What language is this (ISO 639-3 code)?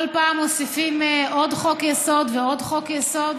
heb